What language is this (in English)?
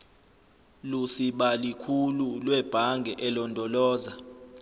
Zulu